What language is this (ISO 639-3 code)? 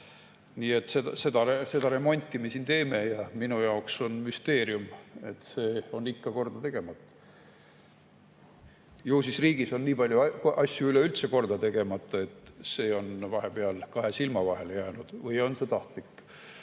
est